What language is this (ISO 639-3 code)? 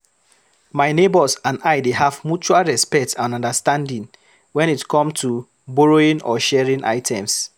pcm